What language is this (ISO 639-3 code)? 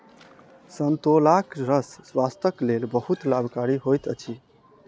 mai